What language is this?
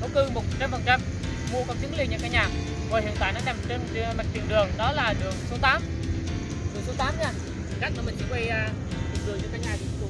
Vietnamese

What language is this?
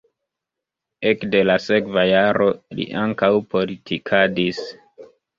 Esperanto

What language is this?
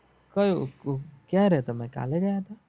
Gujarati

